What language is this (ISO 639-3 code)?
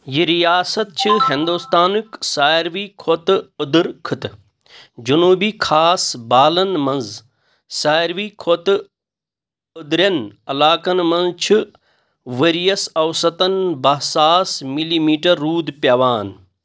kas